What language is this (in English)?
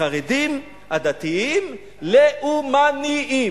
Hebrew